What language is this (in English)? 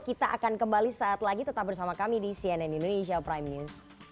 Indonesian